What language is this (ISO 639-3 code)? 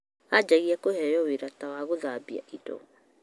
kik